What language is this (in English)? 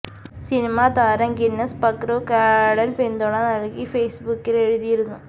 Malayalam